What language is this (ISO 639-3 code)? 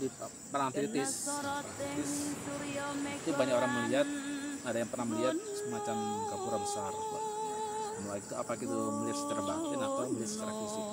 ind